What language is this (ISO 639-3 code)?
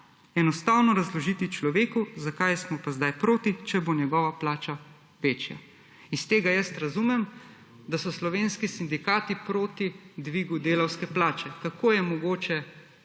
slv